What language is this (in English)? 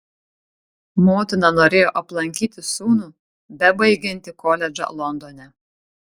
Lithuanian